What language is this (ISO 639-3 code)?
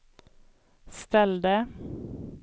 swe